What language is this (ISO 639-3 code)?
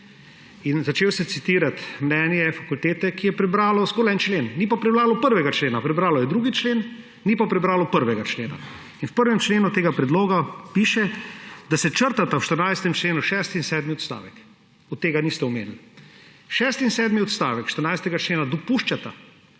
slv